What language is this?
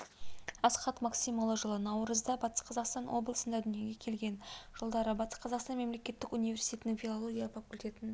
Kazakh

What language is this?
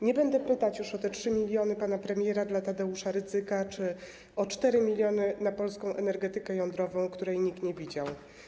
Polish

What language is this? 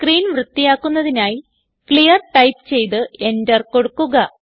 Malayalam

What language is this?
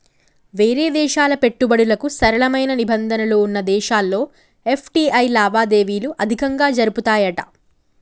Telugu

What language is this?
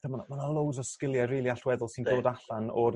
Welsh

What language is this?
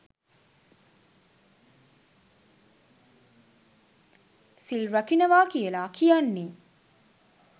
Sinhala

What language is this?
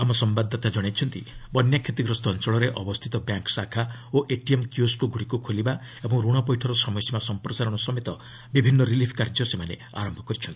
Odia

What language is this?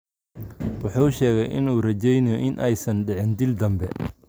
Somali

